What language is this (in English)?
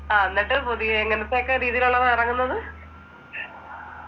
Malayalam